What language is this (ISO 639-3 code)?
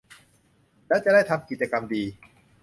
tha